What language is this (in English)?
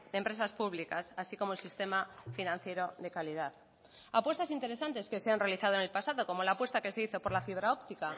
Spanish